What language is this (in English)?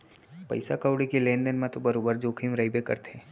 Chhattisgarhi